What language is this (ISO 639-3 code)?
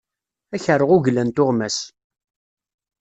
kab